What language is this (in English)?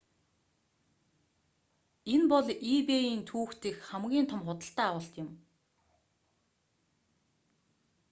Mongolian